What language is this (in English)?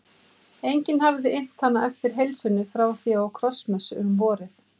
Icelandic